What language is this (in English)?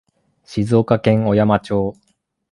Japanese